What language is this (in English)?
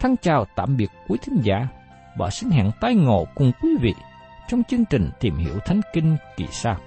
Vietnamese